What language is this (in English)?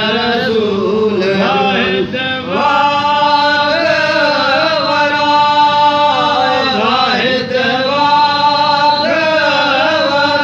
Punjabi